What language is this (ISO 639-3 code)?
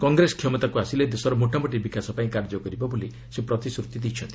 ori